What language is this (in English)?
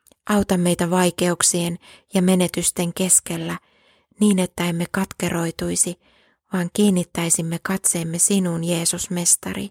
Finnish